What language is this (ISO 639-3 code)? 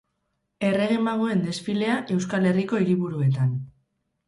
eus